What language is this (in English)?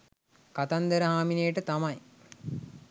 Sinhala